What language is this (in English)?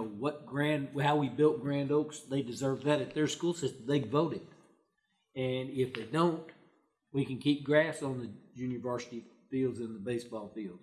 English